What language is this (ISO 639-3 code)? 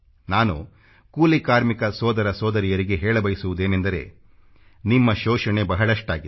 kan